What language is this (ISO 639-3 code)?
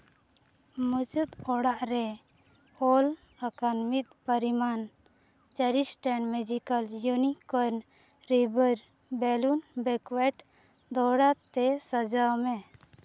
sat